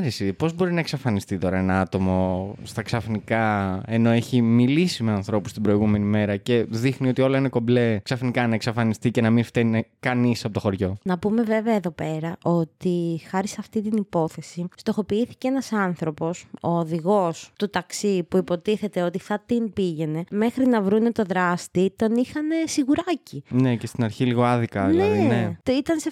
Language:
Greek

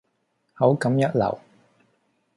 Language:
Cantonese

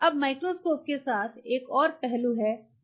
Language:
Hindi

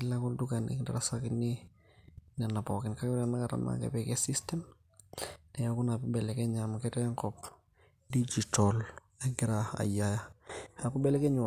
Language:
Masai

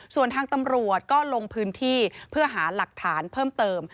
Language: Thai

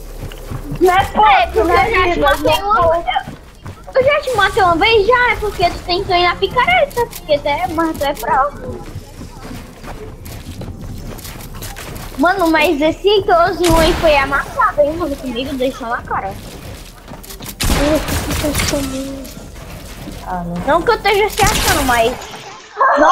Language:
Portuguese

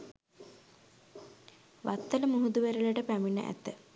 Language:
Sinhala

